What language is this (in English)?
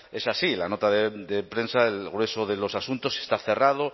Spanish